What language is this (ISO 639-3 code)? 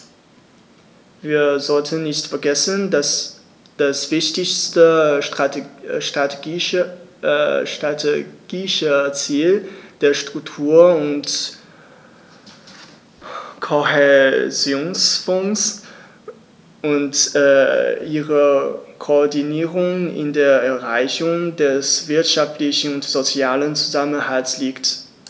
deu